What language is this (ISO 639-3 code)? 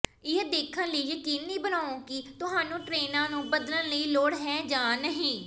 pan